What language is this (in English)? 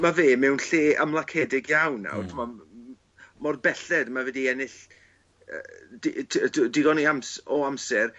Welsh